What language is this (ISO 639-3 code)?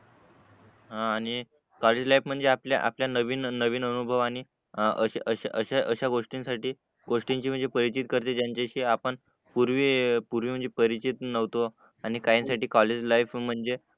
mar